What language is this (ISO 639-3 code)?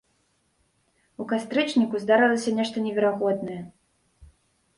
bel